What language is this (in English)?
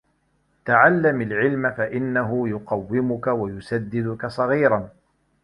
Arabic